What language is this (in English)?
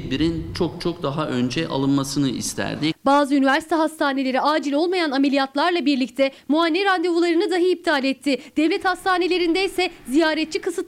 Turkish